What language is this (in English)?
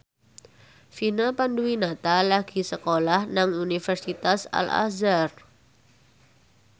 Javanese